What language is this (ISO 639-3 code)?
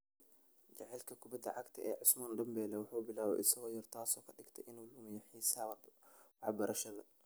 som